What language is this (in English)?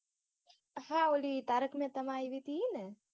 Gujarati